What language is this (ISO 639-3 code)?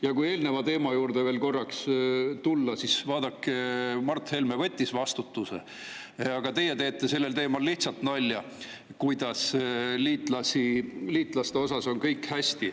est